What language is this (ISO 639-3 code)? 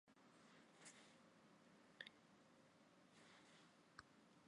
zho